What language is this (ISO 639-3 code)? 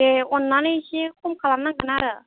brx